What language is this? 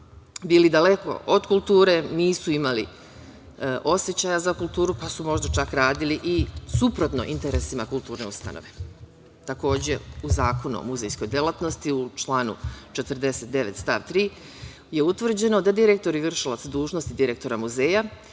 Serbian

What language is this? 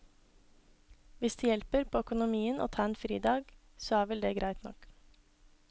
Norwegian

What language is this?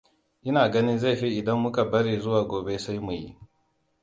Hausa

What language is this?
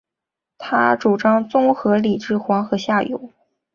Chinese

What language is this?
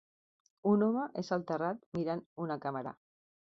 Catalan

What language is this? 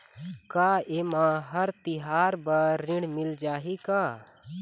Chhattisgarhi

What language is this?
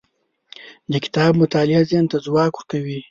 Pashto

